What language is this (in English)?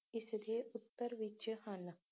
Punjabi